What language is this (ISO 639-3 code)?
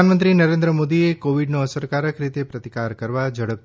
guj